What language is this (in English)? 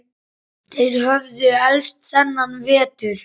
Icelandic